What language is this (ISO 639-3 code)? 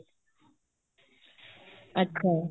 pan